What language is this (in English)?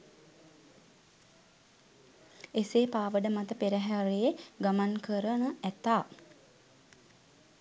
Sinhala